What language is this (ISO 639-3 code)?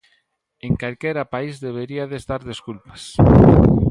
glg